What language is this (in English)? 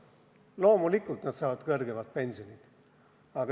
Estonian